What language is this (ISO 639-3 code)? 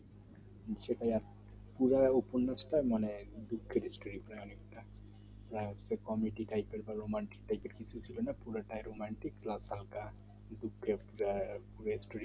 ben